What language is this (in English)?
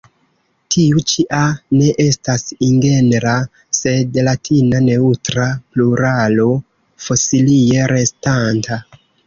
Esperanto